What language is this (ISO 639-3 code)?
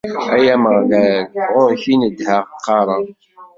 kab